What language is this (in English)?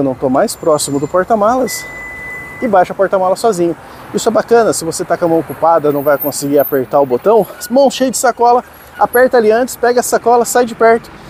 Portuguese